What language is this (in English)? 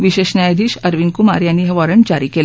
Marathi